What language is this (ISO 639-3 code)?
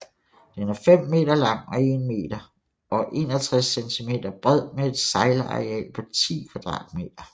dan